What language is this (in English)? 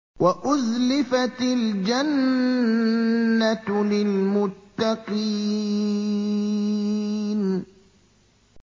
Arabic